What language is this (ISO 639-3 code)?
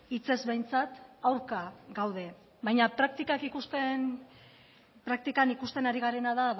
eus